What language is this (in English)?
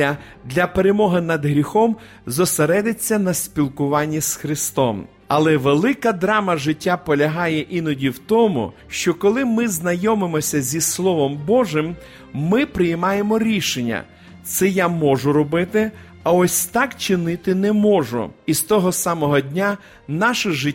Ukrainian